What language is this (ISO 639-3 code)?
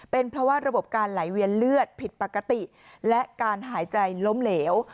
tha